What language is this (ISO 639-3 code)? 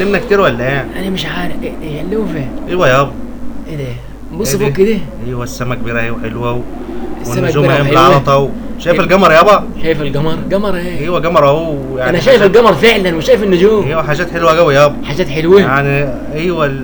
ara